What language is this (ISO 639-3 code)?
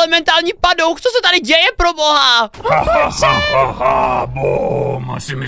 ces